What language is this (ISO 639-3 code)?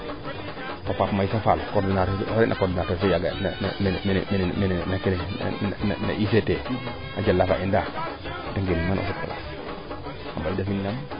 srr